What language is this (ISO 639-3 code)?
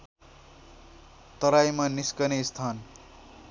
nep